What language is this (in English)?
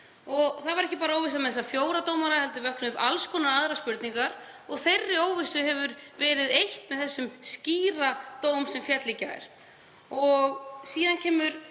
Icelandic